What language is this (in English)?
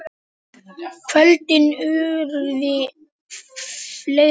Icelandic